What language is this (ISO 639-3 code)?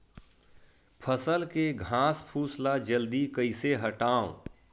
hne